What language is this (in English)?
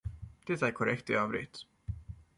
Swedish